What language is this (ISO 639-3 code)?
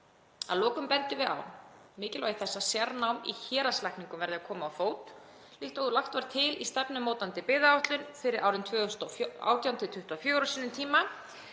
isl